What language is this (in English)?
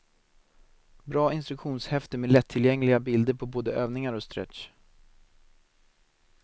Swedish